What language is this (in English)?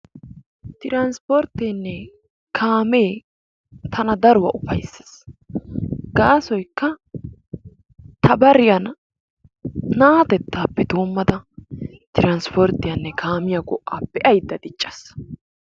Wolaytta